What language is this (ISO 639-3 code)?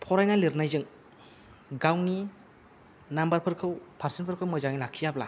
brx